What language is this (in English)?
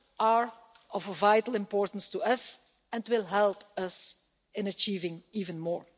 English